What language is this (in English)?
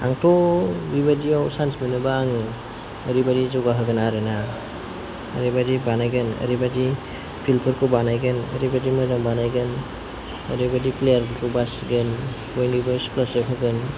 Bodo